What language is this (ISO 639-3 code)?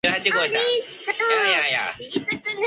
jpn